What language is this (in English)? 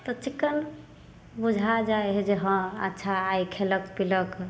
Maithili